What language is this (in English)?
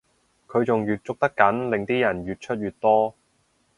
Cantonese